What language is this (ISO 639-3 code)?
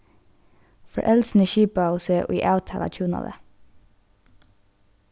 fao